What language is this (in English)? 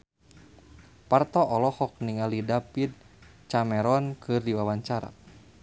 Sundanese